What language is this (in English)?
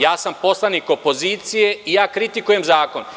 Serbian